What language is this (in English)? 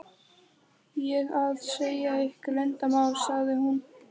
Icelandic